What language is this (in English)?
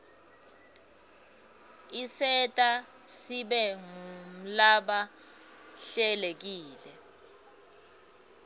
Swati